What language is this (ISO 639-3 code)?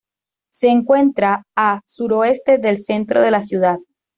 spa